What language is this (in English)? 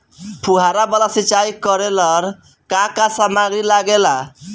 Bhojpuri